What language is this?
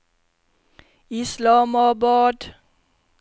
Norwegian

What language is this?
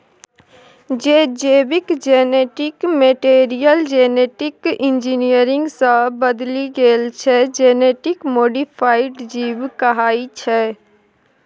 Maithili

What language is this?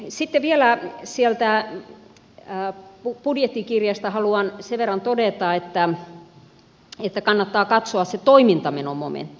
Finnish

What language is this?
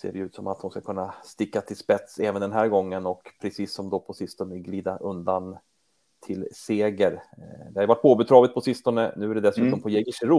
Swedish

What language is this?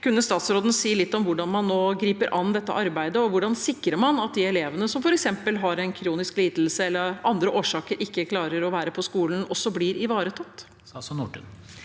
Norwegian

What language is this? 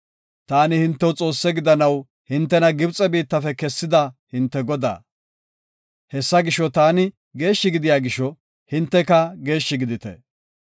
Gofa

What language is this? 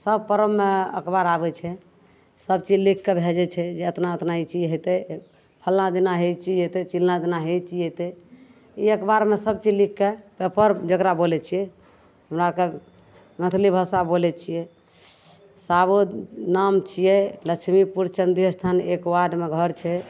Maithili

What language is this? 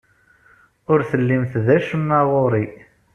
Kabyle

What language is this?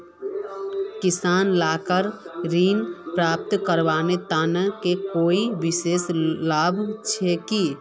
Magahi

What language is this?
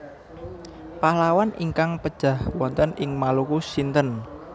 Javanese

